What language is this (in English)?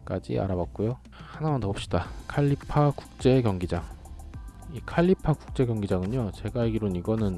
Korean